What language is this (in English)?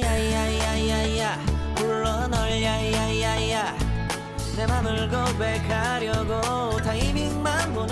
Spanish